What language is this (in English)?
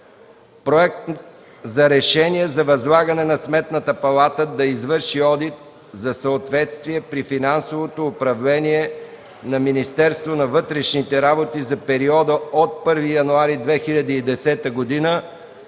Bulgarian